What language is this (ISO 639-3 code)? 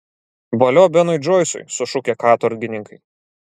lit